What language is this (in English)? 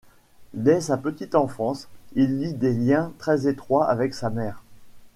French